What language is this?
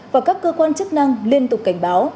Vietnamese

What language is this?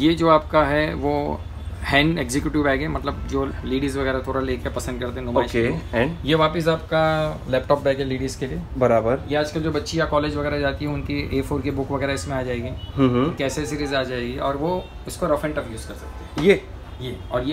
Hindi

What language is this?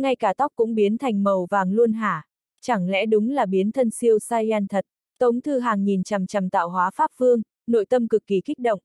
Vietnamese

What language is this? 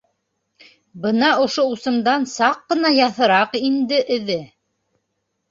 Bashkir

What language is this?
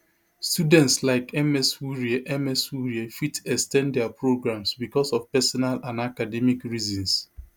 Nigerian Pidgin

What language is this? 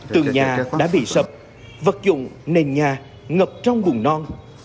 Vietnamese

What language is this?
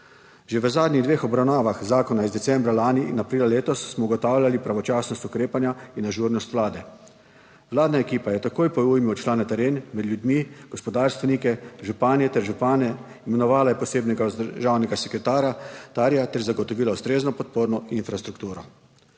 Slovenian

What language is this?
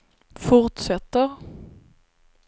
Swedish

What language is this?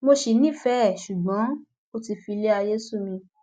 Yoruba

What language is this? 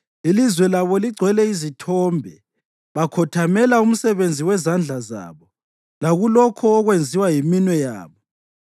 North Ndebele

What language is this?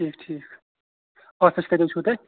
Kashmiri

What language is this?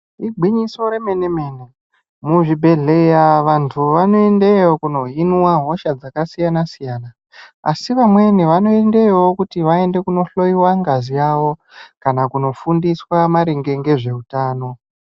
Ndau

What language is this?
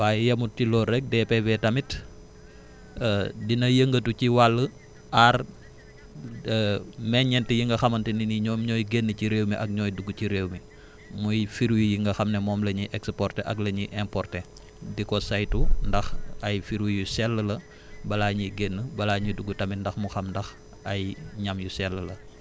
Wolof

